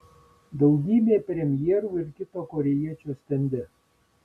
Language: Lithuanian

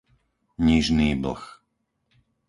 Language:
Slovak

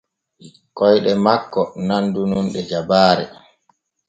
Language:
Borgu Fulfulde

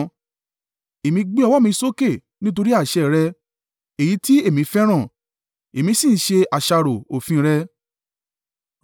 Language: Yoruba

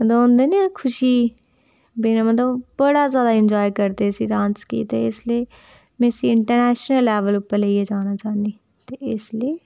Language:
Dogri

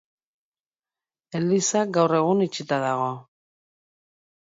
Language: Basque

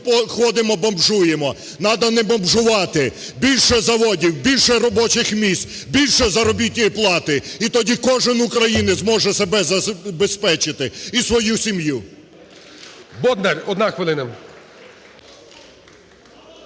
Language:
Ukrainian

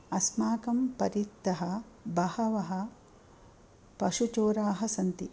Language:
Sanskrit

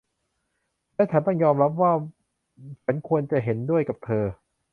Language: Thai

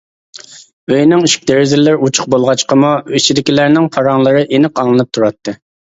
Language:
Uyghur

